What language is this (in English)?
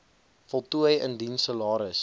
Afrikaans